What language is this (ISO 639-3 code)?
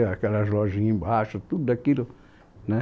por